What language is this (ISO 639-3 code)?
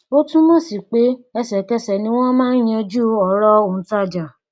yor